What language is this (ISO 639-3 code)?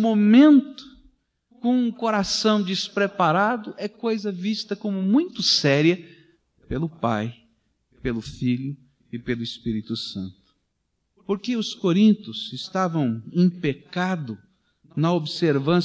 por